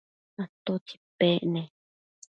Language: Matsés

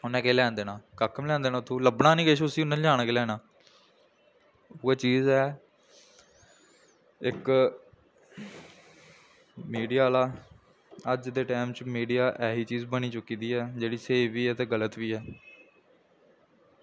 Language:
Dogri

